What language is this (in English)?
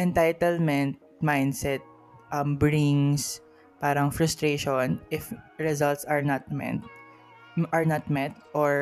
Filipino